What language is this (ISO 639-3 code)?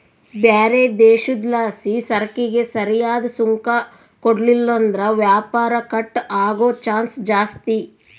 kan